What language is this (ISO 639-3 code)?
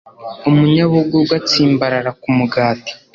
kin